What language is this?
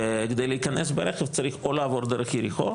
Hebrew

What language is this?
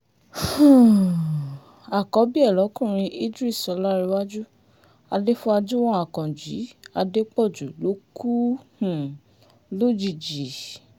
Yoruba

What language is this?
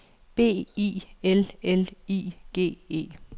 Danish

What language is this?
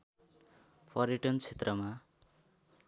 Nepali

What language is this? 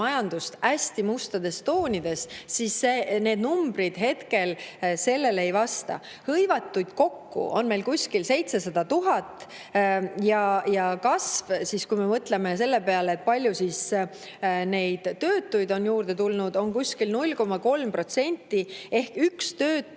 Estonian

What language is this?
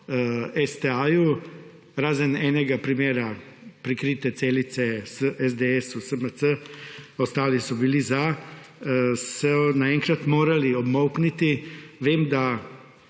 Slovenian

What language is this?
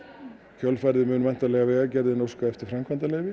Icelandic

